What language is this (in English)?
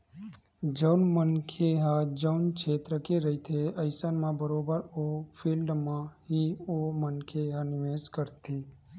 Chhattisgarhi